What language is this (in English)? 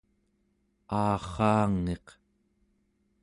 Central Yupik